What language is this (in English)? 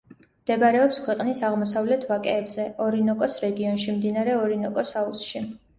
Georgian